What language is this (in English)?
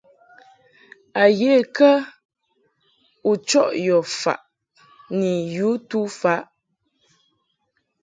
Mungaka